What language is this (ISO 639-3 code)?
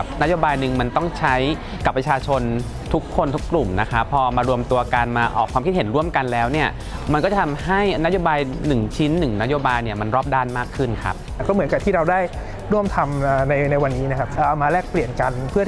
tha